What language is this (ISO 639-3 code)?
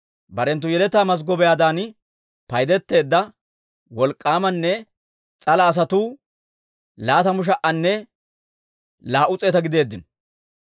dwr